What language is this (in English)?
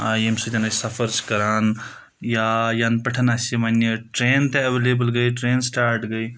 Kashmiri